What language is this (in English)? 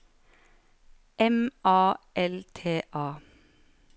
Norwegian